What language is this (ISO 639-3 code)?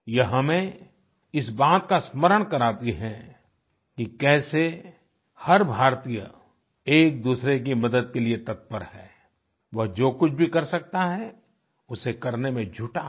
hin